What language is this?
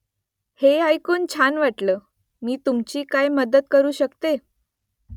Marathi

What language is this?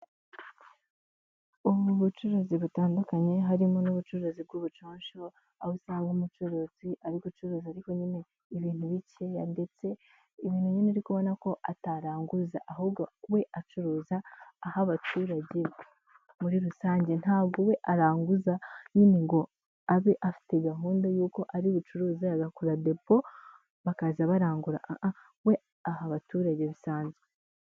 Kinyarwanda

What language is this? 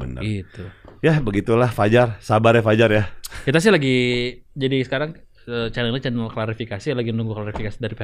Indonesian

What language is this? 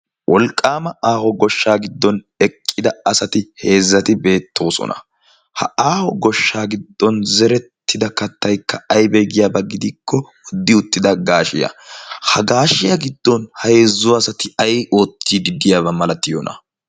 Wolaytta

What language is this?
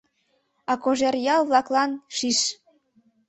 Mari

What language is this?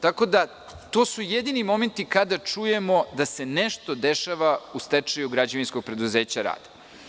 Serbian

